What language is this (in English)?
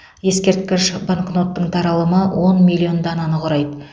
Kazakh